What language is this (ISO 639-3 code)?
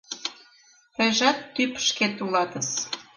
chm